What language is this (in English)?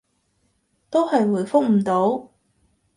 Cantonese